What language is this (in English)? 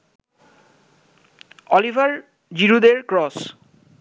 Bangla